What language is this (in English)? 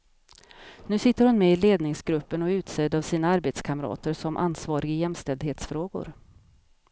Swedish